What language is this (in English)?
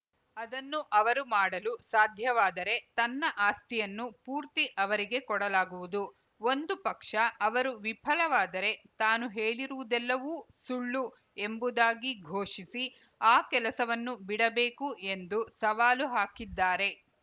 Kannada